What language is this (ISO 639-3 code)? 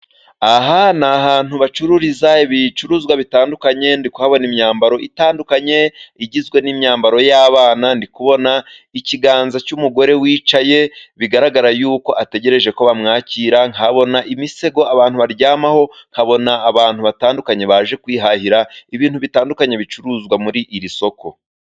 kin